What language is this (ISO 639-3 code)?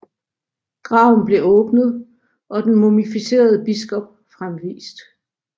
dan